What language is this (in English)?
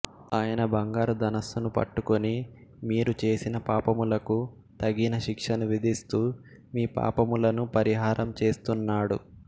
Telugu